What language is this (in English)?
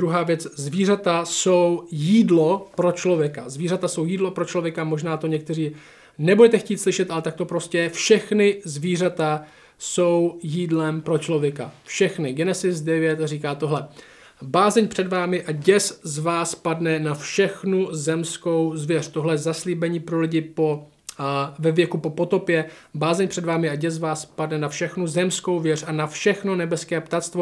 Czech